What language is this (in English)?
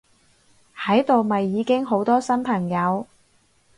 Cantonese